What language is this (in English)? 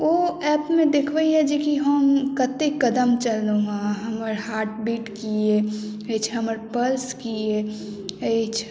Maithili